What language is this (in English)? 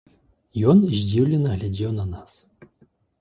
Belarusian